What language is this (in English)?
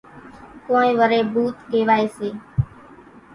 Kachi Koli